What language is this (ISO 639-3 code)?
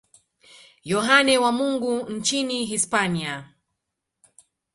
swa